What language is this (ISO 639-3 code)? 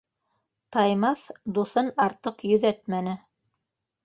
bak